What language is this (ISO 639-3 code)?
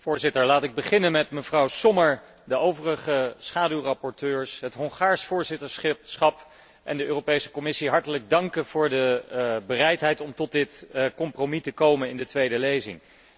nld